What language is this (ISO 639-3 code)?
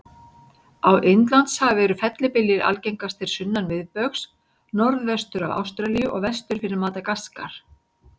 isl